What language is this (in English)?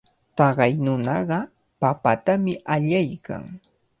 Cajatambo North Lima Quechua